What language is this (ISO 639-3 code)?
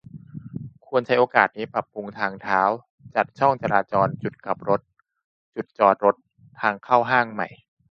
tha